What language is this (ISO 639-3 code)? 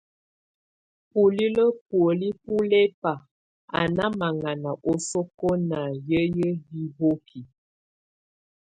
tvu